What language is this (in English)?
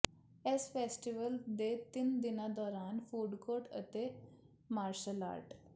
Punjabi